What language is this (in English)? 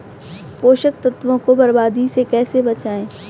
Hindi